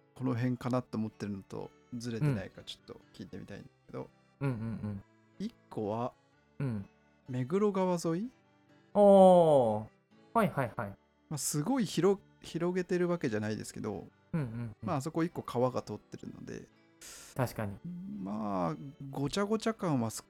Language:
Japanese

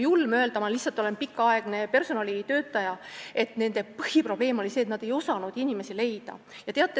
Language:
Estonian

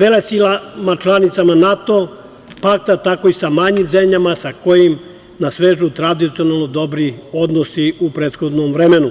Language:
Serbian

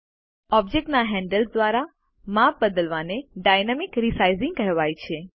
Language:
Gujarati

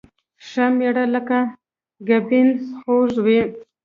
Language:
Pashto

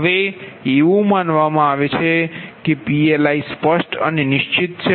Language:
Gujarati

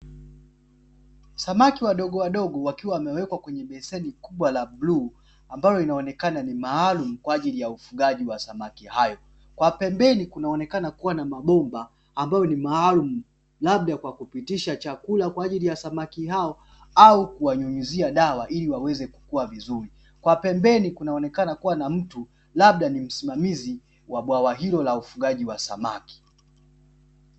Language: Swahili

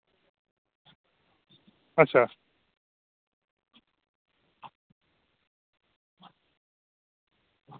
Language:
Dogri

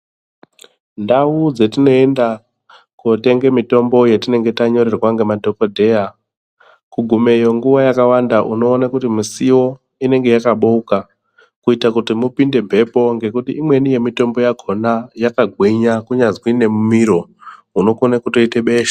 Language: Ndau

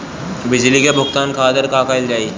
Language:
Bhojpuri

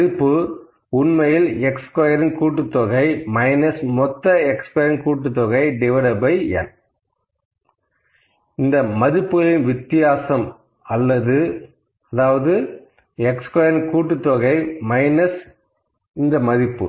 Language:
Tamil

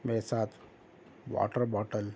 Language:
Urdu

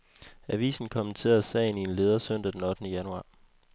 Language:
Danish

